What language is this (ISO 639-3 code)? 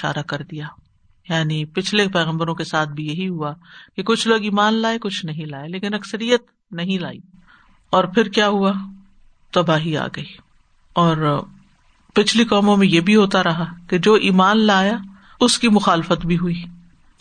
urd